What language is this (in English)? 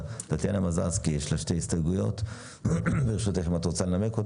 Hebrew